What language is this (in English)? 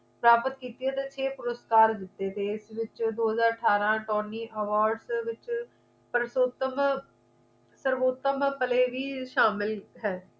Punjabi